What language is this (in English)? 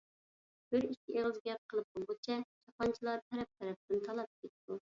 Uyghur